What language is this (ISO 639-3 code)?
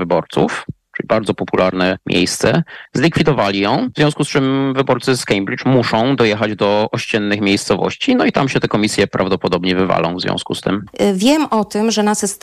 pol